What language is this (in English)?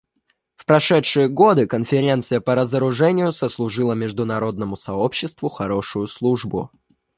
Russian